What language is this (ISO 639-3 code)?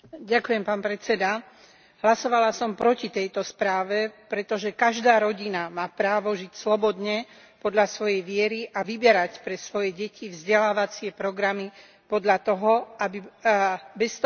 slk